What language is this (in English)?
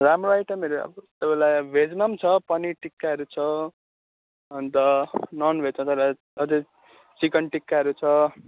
Nepali